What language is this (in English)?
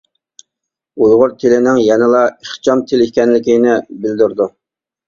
Uyghur